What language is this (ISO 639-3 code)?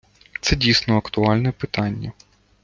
ukr